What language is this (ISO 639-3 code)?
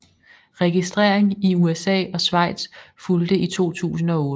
dan